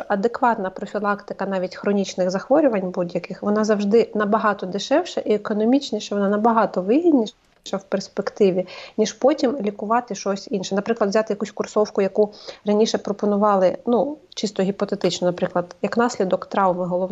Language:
Ukrainian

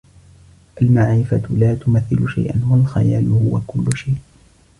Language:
Arabic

